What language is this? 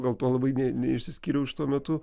Lithuanian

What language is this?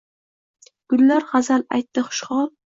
Uzbek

